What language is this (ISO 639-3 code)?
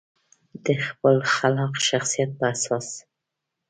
pus